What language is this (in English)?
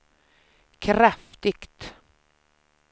Swedish